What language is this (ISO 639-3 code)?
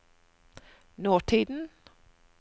nor